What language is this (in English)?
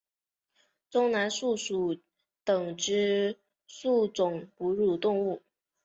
Chinese